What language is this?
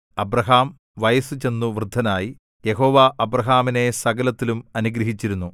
Malayalam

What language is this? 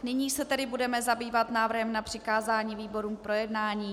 Czech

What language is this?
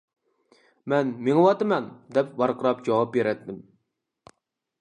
Uyghur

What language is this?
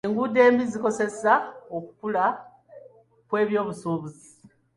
Ganda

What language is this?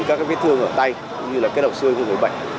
Vietnamese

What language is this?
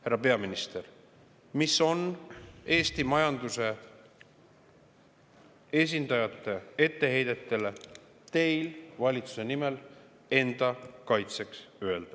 Estonian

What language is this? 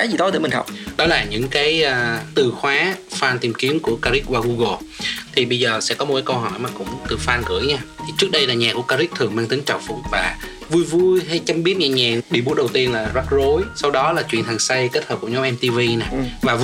Vietnamese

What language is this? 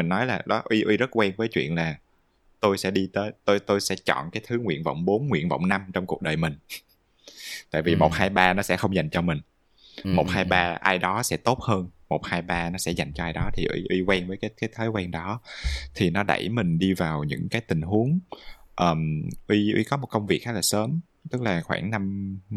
Vietnamese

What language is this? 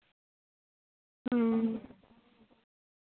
Santali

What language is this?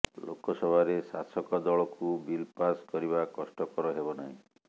Odia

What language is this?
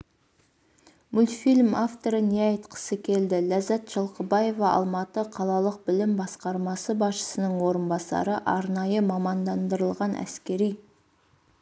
Kazakh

